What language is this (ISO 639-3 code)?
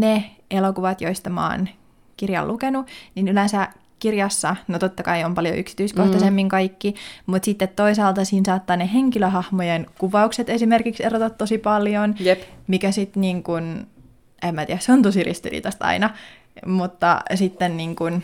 fin